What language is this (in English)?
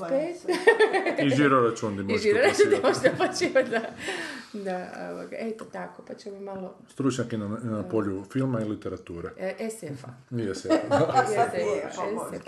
Croatian